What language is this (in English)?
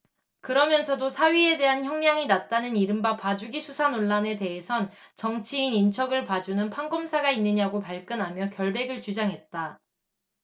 Korean